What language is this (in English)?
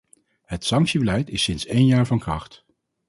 Dutch